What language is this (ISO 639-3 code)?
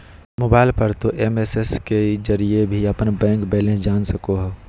mag